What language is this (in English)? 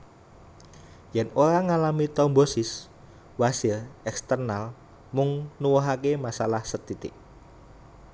Javanese